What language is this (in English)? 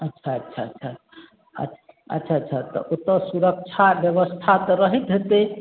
Maithili